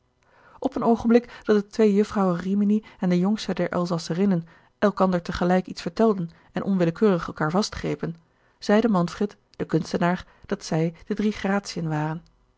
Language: Dutch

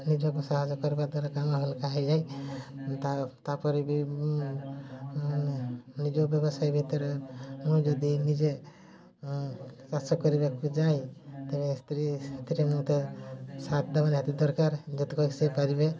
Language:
Odia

